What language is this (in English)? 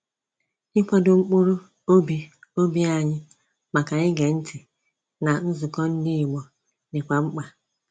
Igbo